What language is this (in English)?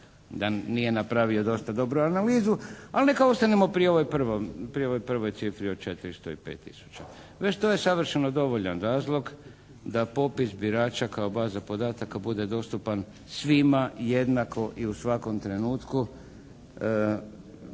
Croatian